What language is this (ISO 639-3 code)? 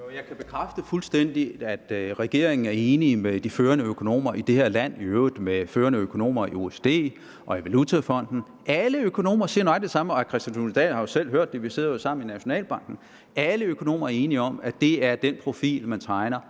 dan